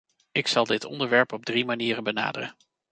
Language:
Dutch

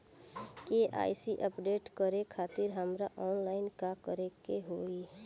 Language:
Bhojpuri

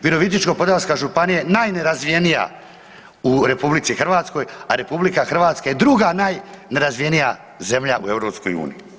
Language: Croatian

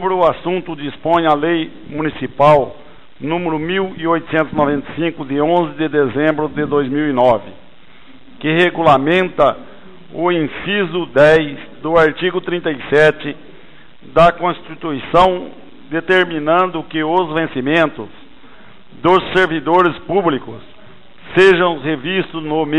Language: Portuguese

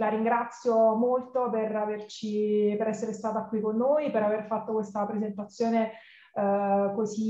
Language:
Italian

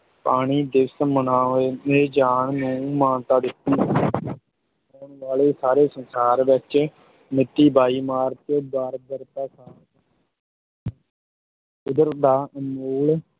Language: Punjabi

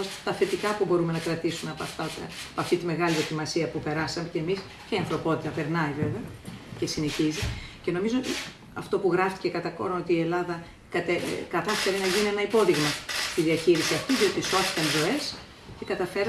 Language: Greek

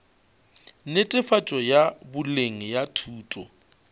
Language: Northern Sotho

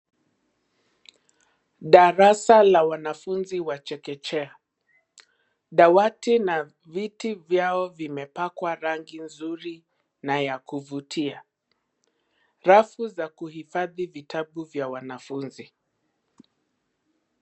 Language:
Swahili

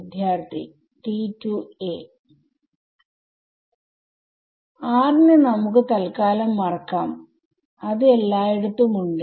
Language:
Malayalam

